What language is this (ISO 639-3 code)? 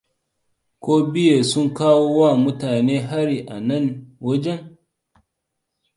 hau